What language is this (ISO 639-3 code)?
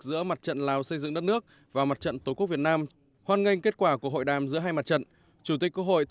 vie